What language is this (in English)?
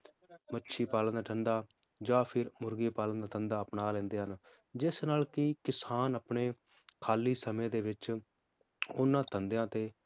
Punjabi